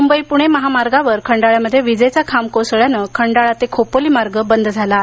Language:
Marathi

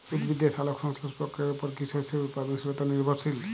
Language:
Bangla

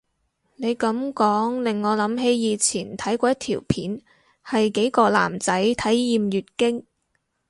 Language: Cantonese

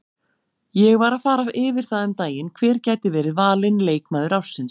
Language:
Icelandic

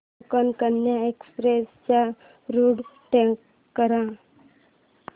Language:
Marathi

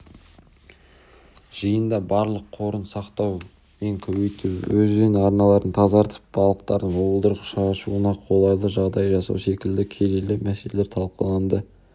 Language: Kazakh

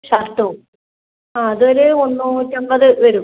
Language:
Malayalam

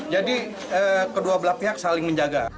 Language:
Indonesian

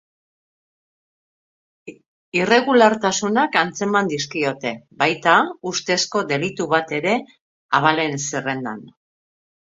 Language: Basque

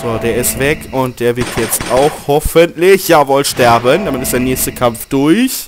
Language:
German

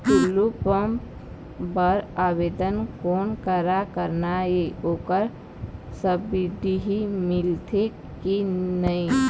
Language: Chhattisgarhi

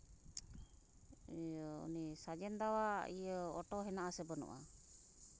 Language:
Santali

